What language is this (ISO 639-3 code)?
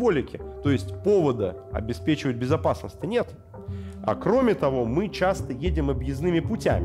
rus